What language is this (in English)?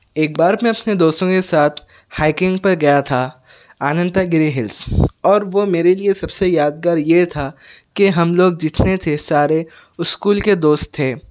Urdu